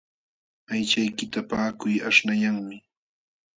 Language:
Jauja Wanca Quechua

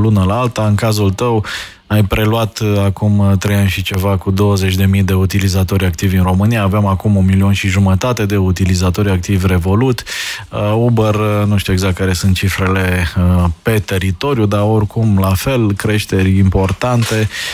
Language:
Romanian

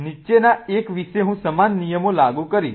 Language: Gujarati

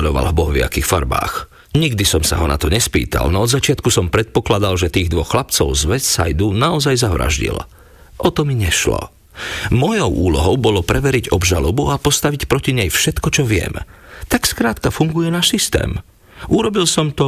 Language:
Slovak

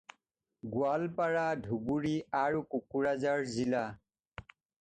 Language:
Assamese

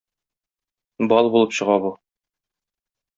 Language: Tatar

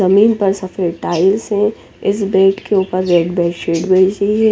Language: Hindi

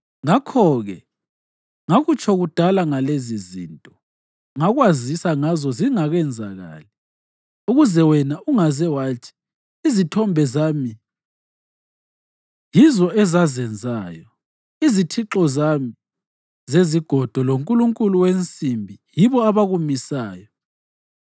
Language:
North Ndebele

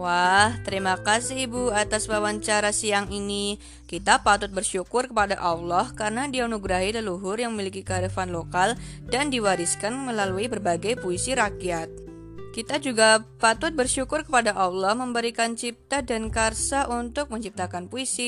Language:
Indonesian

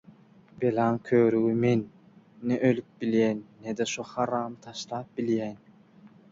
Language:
Turkmen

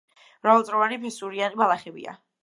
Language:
Georgian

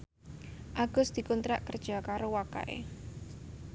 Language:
Javanese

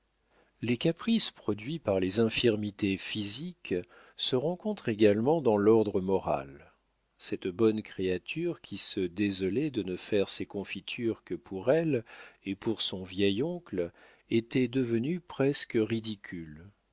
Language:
French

